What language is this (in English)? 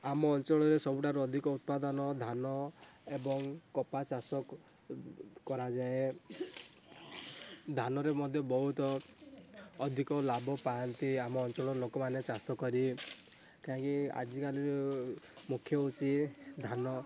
Odia